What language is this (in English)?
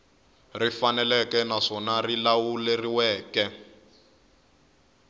Tsonga